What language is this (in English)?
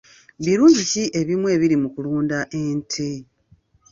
Ganda